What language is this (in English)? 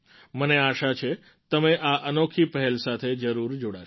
Gujarati